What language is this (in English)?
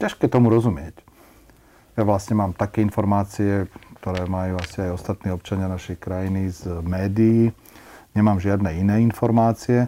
Slovak